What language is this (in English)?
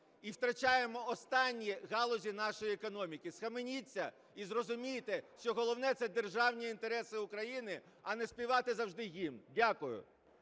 Ukrainian